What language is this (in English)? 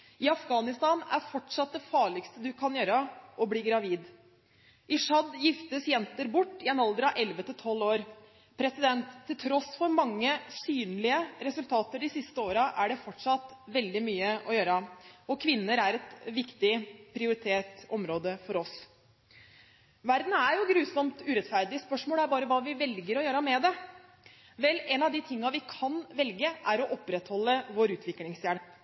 Norwegian Bokmål